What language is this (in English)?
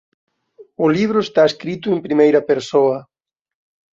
Galician